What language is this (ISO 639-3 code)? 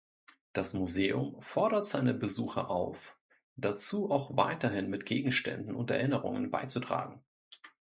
deu